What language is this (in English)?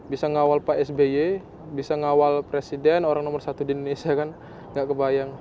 Indonesian